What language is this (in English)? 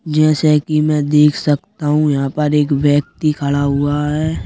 Hindi